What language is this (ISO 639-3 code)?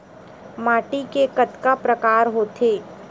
hne